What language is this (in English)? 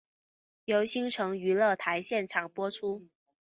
Chinese